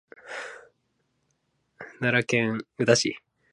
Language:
Japanese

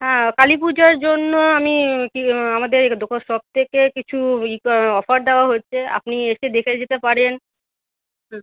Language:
Bangla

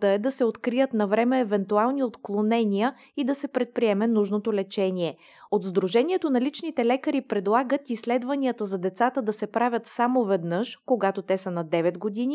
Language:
Bulgarian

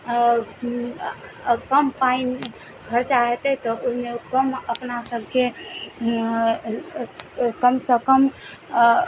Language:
Maithili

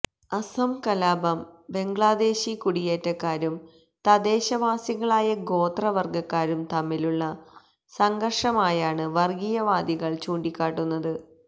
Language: Malayalam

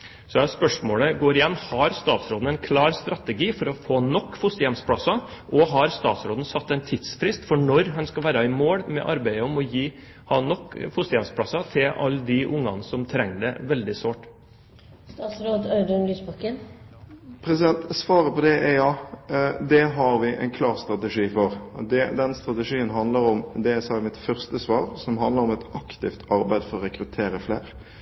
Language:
Norwegian Bokmål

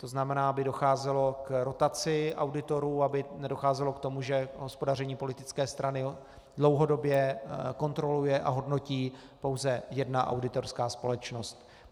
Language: Czech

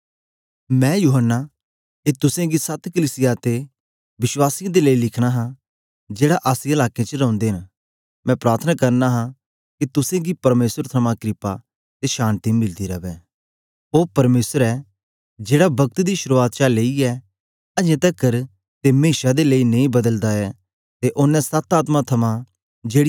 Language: Dogri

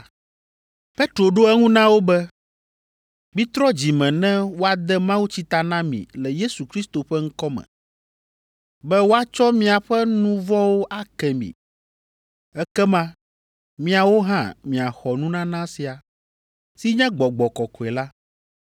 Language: Ewe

